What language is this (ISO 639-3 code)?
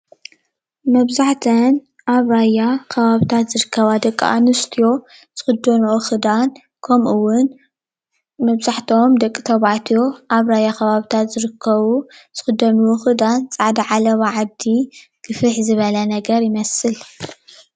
tir